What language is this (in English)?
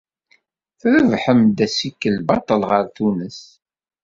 Kabyle